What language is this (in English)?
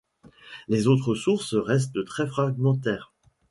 French